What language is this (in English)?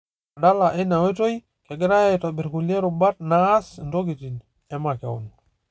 Masai